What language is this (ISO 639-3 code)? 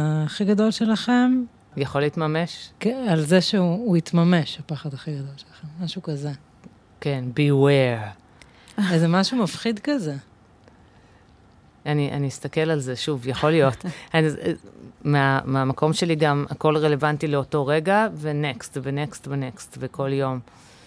heb